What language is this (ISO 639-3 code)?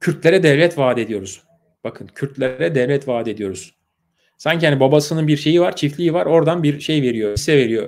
tur